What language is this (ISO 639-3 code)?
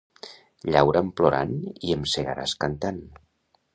cat